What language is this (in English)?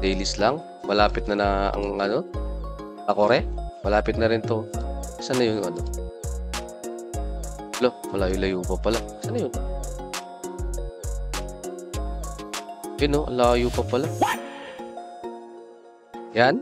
Filipino